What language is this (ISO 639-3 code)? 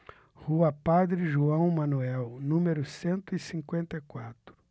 por